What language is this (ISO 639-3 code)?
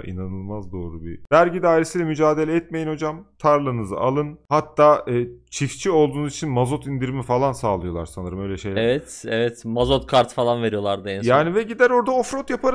tur